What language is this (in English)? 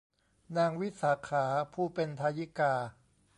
Thai